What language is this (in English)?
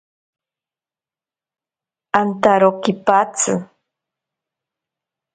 Ashéninka Perené